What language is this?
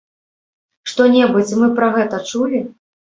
Belarusian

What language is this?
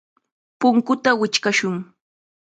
Chiquián Ancash Quechua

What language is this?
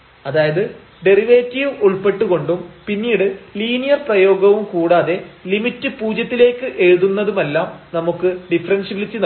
Malayalam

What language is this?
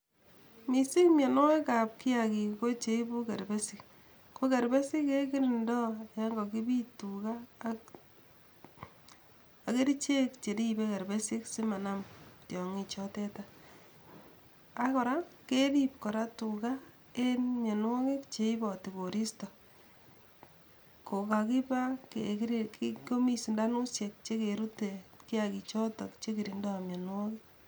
Kalenjin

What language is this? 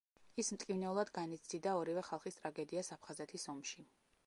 Georgian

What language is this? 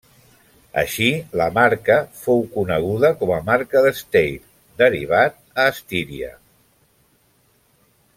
Catalan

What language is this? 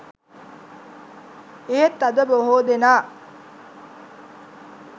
Sinhala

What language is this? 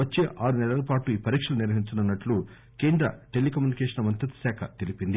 Telugu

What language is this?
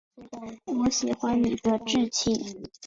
Chinese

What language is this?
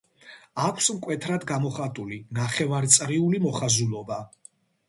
Georgian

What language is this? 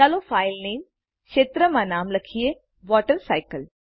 Gujarati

